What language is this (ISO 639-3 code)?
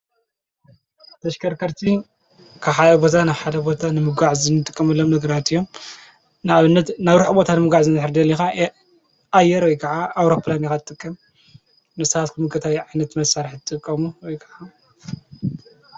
tir